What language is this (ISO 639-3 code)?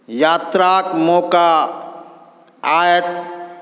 mai